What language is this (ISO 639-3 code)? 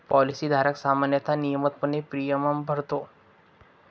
mar